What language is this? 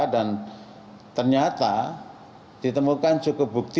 Indonesian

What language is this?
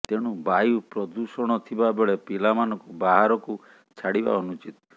Odia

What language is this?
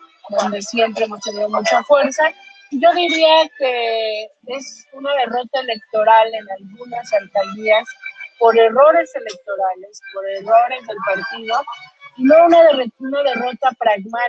Spanish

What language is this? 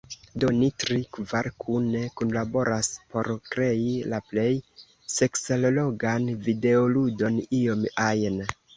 Esperanto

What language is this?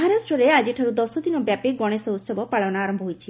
Odia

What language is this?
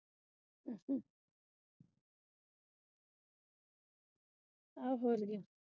Punjabi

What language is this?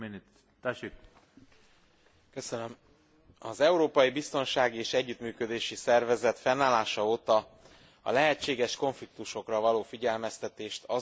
Hungarian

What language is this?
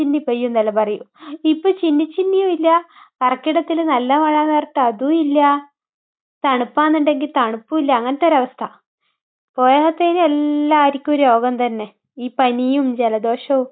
Malayalam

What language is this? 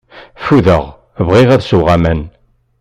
Kabyle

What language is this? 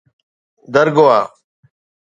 Sindhi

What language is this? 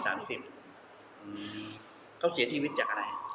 Thai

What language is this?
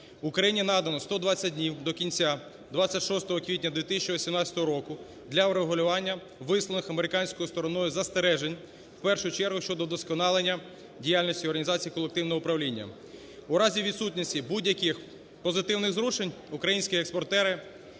Ukrainian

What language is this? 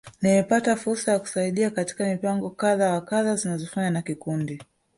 Swahili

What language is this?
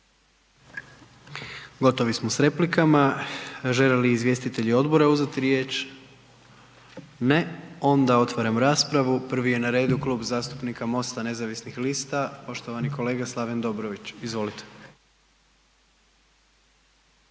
Croatian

